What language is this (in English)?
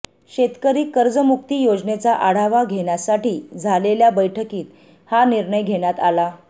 Marathi